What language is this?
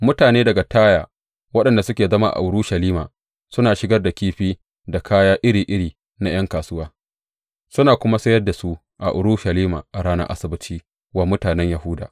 Hausa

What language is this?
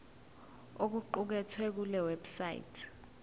Zulu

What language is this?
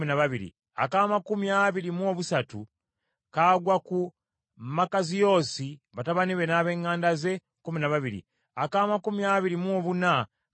Ganda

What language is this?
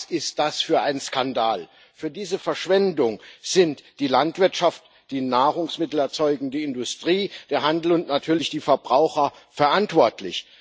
German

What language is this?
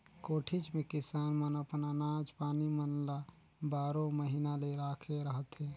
Chhattisgarhi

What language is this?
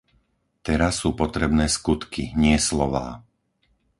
Slovak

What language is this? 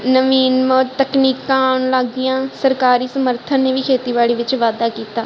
Punjabi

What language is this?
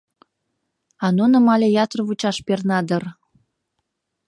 Mari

